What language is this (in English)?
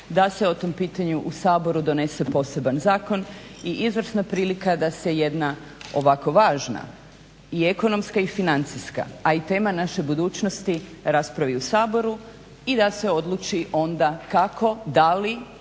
Croatian